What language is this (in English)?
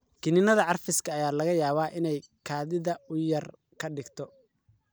Somali